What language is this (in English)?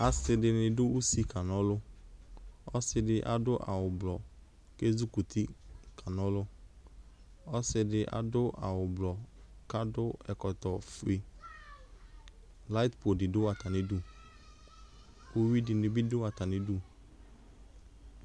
Ikposo